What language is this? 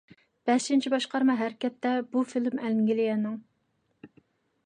Uyghur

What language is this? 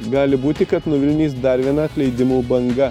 Lithuanian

